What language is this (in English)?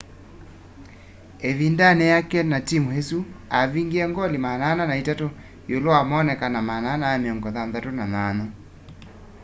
Kamba